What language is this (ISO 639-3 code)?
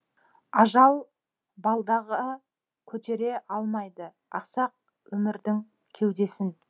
kaz